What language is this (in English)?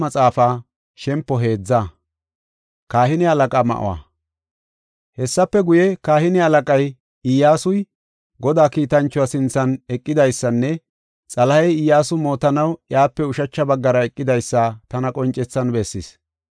Gofa